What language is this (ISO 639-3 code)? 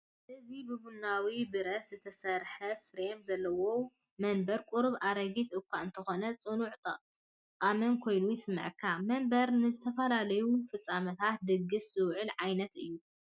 tir